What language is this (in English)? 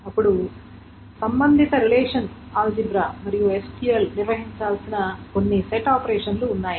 Telugu